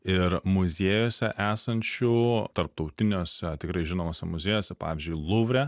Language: Lithuanian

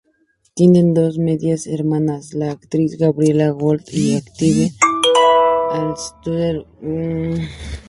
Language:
Spanish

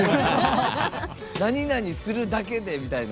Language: Japanese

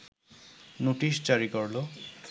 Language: Bangla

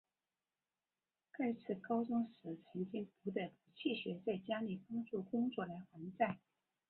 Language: Chinese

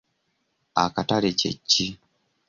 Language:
Ganda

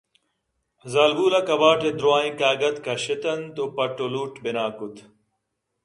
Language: Eastern Balochi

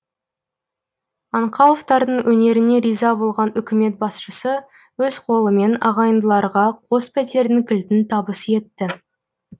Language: Kazakh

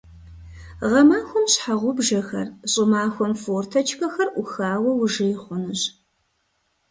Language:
Kabardian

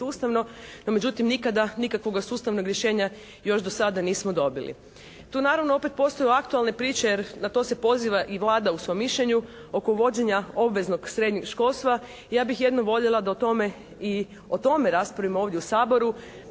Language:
Croatian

